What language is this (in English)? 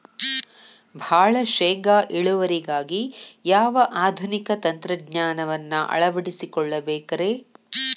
Kannada